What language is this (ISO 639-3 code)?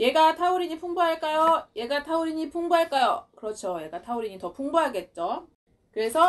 kor